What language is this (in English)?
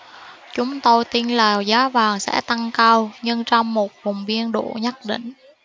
Vietnamese